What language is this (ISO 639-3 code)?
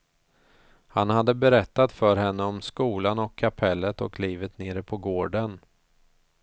swe